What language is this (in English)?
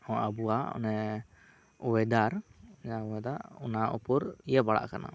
Santali